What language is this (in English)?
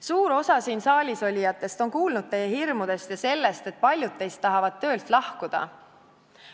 Estonian